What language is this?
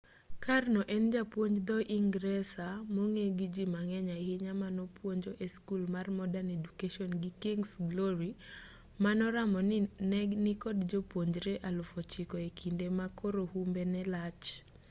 Luo (Kenya and Tanzania)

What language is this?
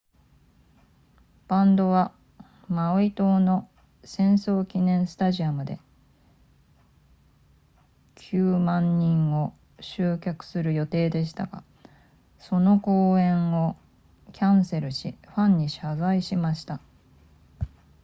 Japanese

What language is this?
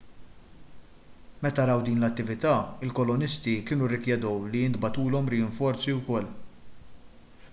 Maltese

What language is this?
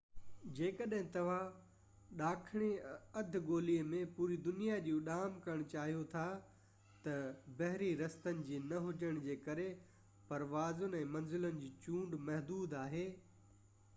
Sindhi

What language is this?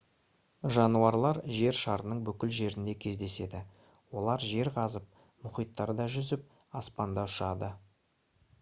Kazakh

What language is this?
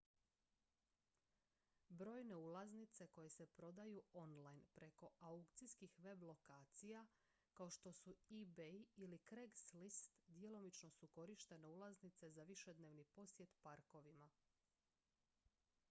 Croatian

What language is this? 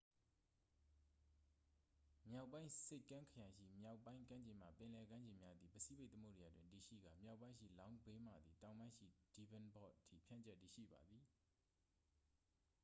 Burmese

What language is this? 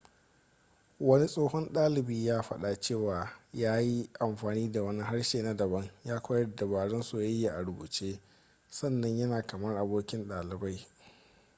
Hausa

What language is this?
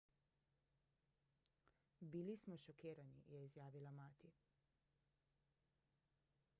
Slovenian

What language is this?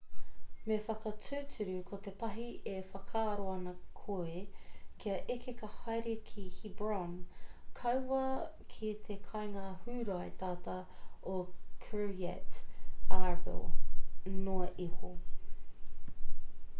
Māori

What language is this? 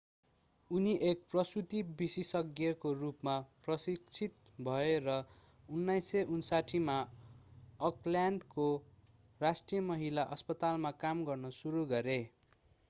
Nepali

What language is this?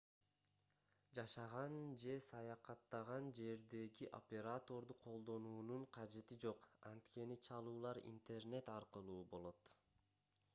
Kyrgyz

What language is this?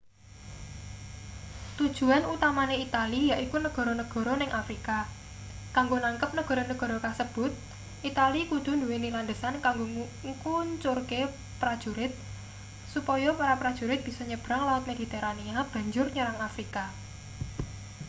Javanese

